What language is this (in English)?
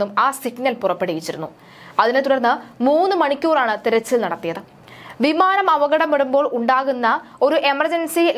Malayalam